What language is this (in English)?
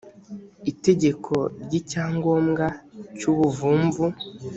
Kinyarwanda